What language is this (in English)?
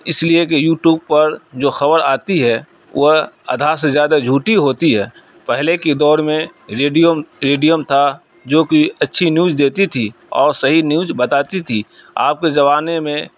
Urdu